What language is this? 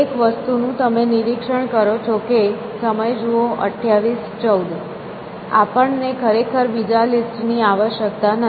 Gujarati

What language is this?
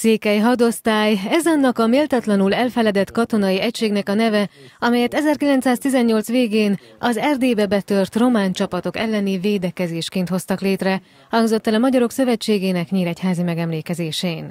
Hungarian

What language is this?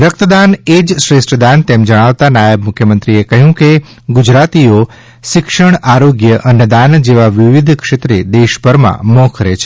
Gujarati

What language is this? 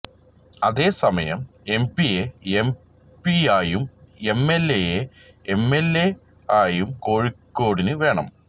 Malayalam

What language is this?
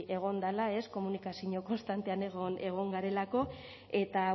Basque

